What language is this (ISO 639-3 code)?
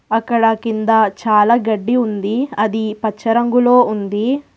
tel